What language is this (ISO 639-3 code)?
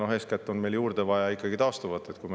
est